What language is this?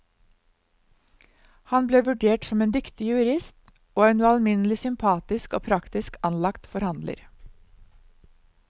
Norwegian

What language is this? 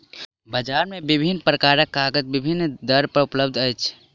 Maithili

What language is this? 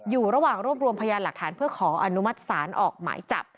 Thai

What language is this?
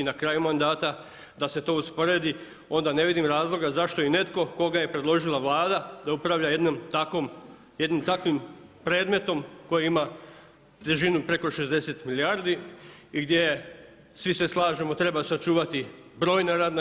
Croatian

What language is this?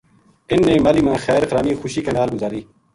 Gujari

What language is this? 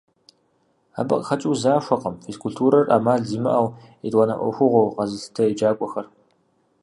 Kabardian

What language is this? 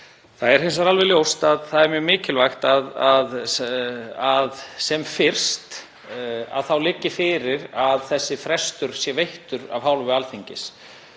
Icelandic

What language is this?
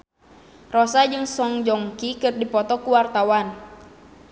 Sundanese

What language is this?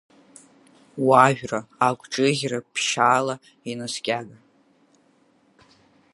Abkhazian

